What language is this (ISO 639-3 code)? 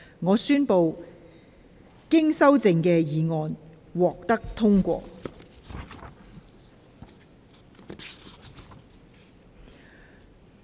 yue